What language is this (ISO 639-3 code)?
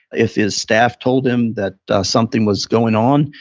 eng